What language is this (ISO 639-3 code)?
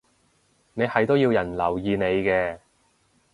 yue